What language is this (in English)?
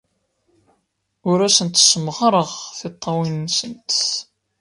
Kabyle